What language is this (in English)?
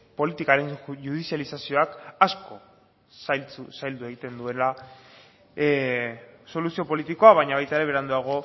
Basque